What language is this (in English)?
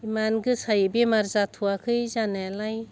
Bodo